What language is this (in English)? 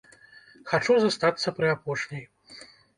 Belarusian